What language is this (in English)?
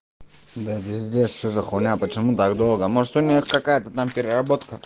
Russian